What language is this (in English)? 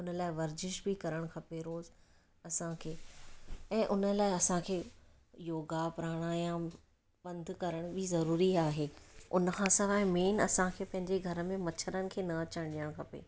Sindhi